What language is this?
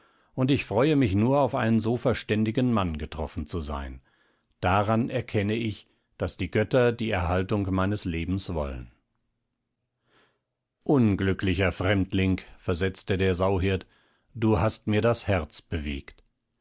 German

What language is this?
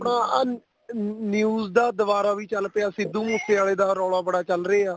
Punjabi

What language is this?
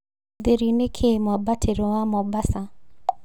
Kikuyu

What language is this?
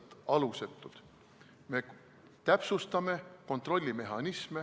Estonian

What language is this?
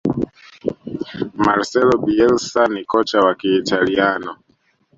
Swahili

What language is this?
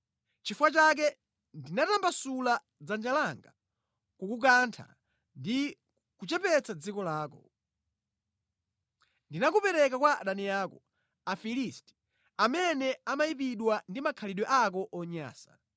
Nyanja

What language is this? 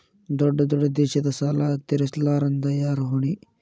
Kannada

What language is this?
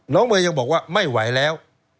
Thai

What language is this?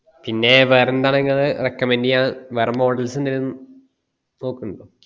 Malayalam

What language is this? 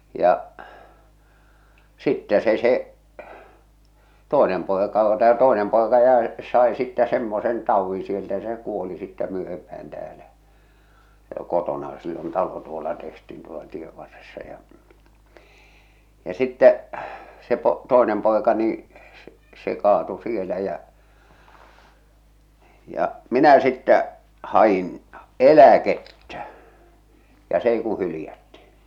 Finnish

